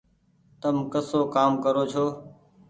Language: Goaria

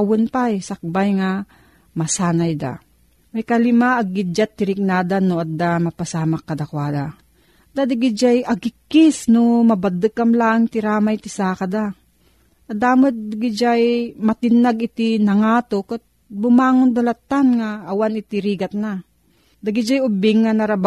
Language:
Filipino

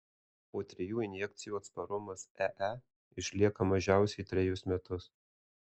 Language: Lithuanian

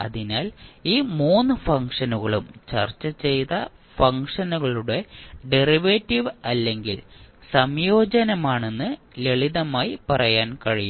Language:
Malayalam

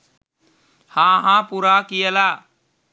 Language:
Sinhala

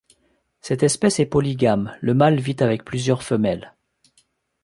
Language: French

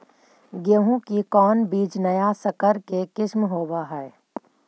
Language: Magahi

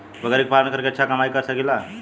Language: Bhojpuri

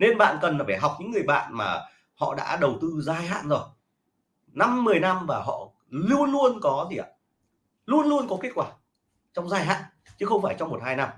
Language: Vietnamese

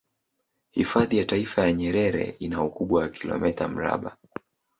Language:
Swahili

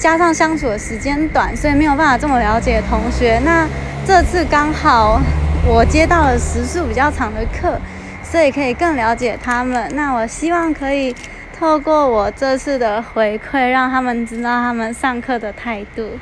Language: Chinese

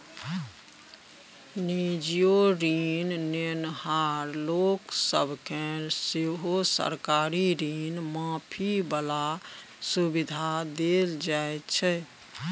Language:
Maithili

